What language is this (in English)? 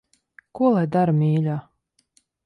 Latvian